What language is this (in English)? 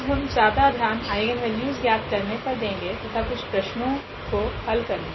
Hindi